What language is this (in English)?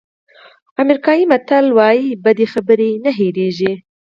Pashto